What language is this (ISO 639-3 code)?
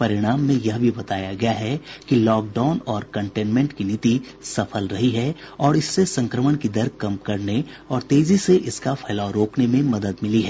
hin